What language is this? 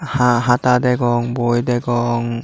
Chakma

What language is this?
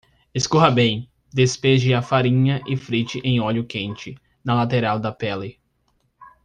Portuguese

